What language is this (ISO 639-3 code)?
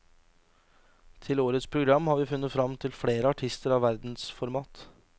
nor